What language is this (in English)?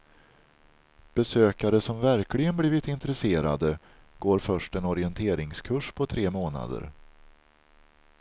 Swedish